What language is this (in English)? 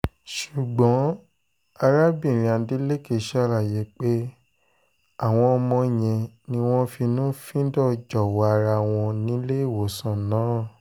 Yoruba